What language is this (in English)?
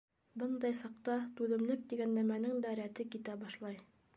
Bashkir